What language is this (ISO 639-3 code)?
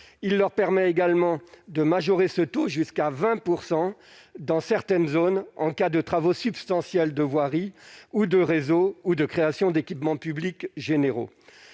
fra